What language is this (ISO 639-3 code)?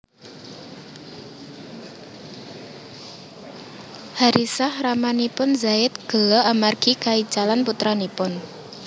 jav